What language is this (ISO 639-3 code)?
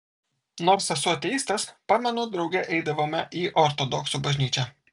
lit